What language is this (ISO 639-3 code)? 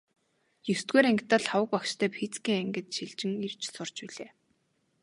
mon